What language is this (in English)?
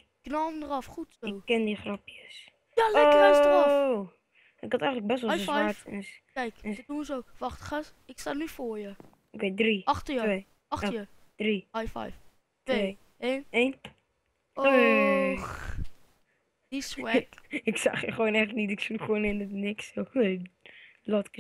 Dutch